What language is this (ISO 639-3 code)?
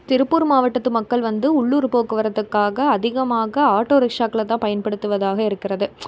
tam